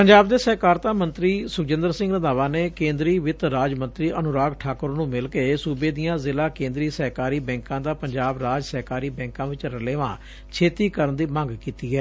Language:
Punjabi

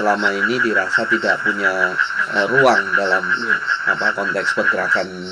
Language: Indonesian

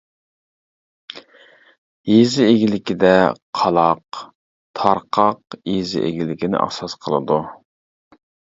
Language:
Uyghur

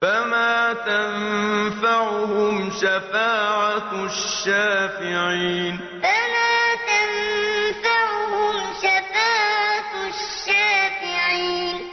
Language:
Arabic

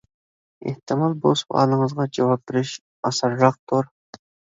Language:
Uyghur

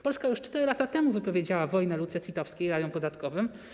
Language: Polish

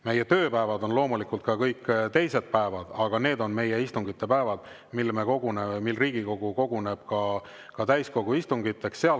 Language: Estonian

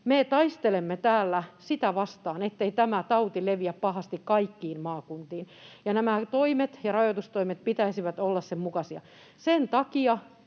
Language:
Finnish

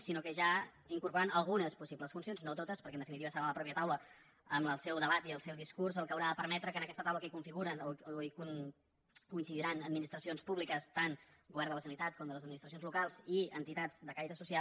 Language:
Catalan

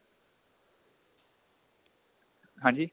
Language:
Punjabi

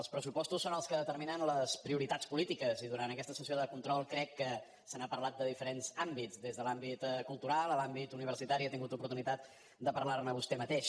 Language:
Catalan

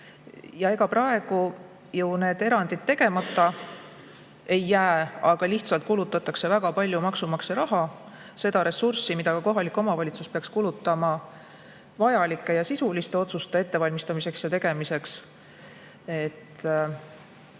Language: Estonian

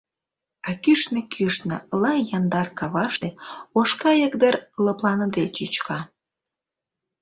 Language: Mari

